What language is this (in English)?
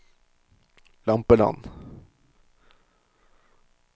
Norwegian